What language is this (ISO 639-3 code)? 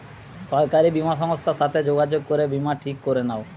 ben